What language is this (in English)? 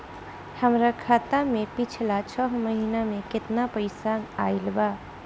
Bhojpuri